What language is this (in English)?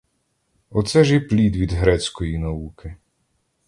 Ukrainian